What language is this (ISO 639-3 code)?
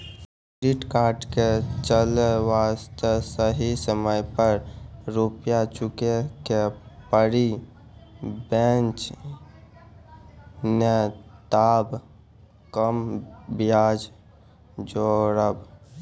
mai